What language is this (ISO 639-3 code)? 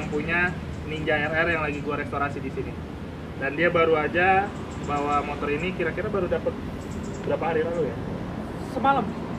ind